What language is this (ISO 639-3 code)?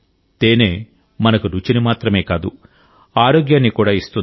tel